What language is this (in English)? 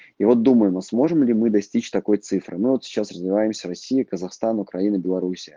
Russian